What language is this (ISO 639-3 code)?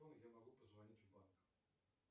rus